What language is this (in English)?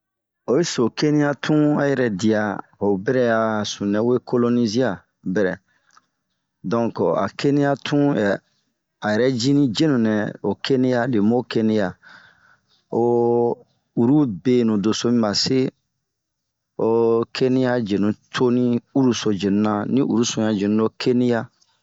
Bomu